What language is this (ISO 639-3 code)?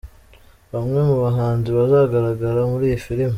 kin